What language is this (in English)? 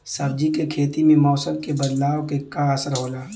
Bhojpuri